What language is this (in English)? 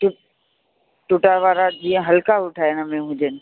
Sindhi